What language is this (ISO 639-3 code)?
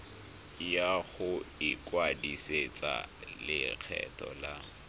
tsn